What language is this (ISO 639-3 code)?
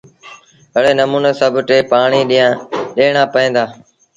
sbn